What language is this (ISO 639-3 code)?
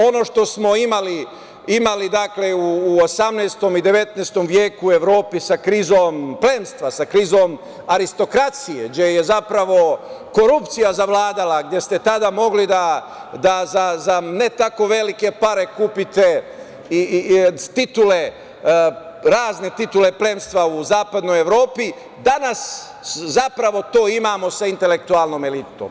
srp